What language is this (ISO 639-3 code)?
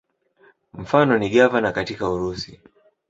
swa